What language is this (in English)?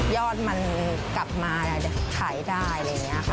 Thai